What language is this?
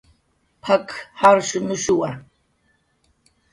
Jaqaru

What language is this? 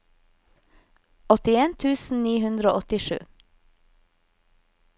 Norwegian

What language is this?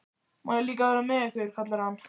Icelandic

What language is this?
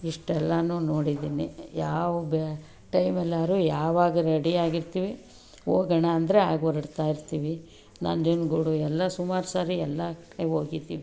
Kannada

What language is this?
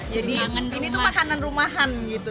Indonesian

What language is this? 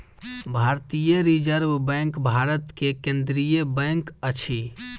Maithili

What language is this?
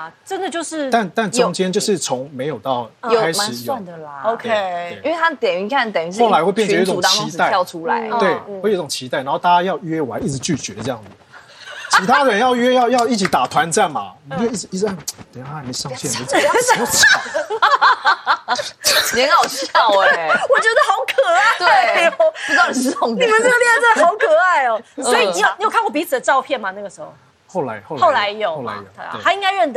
Chinese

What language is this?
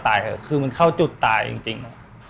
Thai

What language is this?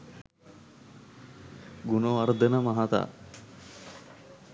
Sinhala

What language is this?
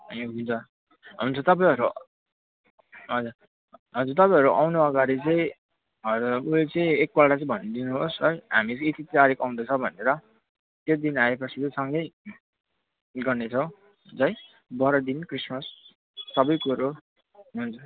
Nepali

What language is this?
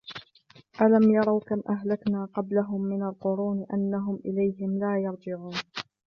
Arabic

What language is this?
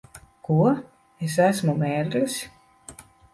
Latvian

